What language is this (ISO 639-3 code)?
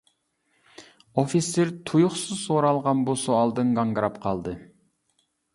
uig